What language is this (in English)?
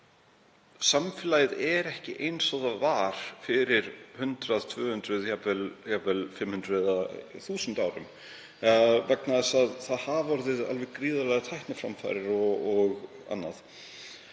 Icelandic